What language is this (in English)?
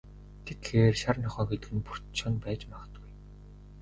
Mongolian